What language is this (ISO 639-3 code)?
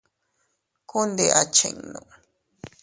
cut